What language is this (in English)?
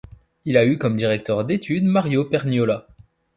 French